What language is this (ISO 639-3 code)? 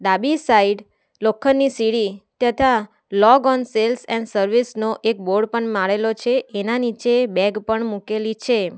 guj